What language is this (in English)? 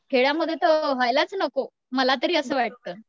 Marathi